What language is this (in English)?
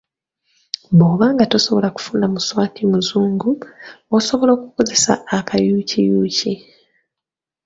Ganda